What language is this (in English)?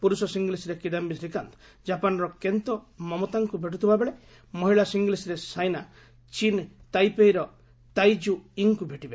Odia